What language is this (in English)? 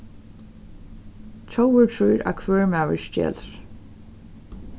Faroese